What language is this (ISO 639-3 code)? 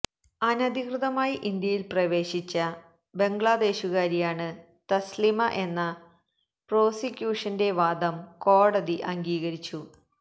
mal